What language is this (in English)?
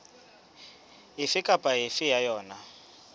Southern Sotho